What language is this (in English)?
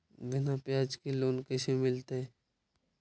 Magahi